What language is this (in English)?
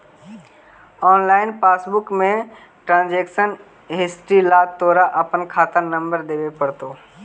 Magahi